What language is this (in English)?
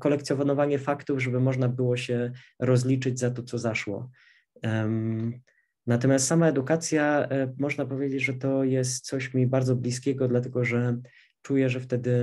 Polish